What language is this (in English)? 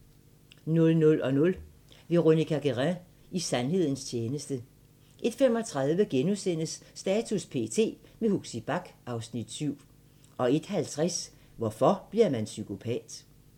Danish